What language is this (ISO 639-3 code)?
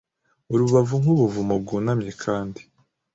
kin